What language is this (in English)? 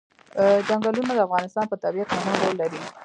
Pashto